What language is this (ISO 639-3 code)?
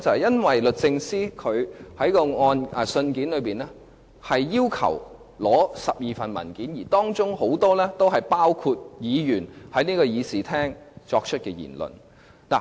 yue